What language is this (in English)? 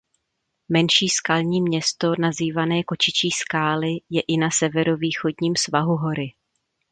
Czech